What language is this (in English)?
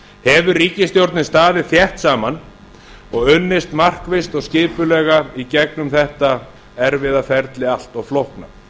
Icelandic